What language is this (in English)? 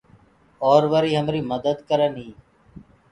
Gurgula